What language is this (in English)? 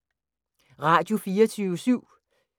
Danish